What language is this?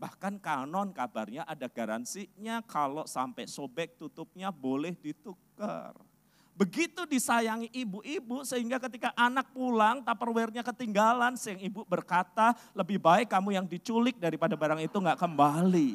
Indonesian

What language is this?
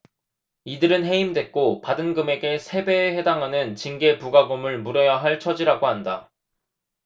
Korean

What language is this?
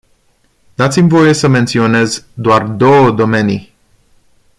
Romanian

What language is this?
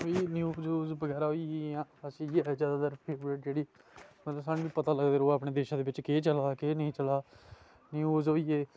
Dogri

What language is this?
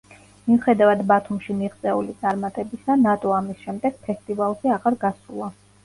Georgian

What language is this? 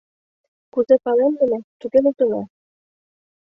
Mari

